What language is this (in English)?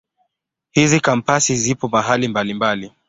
Swahili